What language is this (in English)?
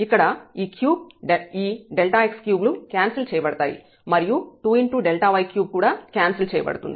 Telugu